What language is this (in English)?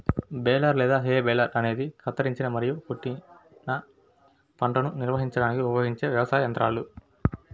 Telugu